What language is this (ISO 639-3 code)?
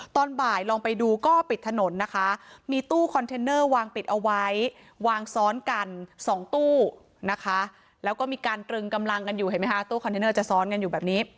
tha